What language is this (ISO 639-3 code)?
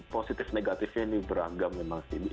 ind